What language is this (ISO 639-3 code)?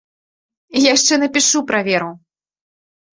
bel